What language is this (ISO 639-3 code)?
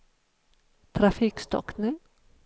swe